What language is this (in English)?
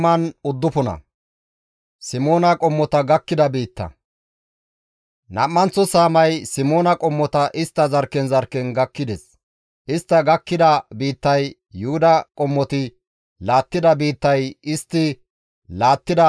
Gamo